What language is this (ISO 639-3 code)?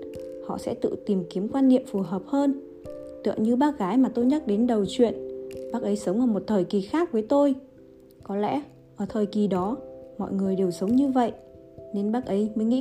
vie